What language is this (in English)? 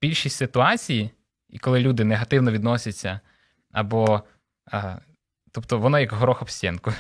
Ukrainian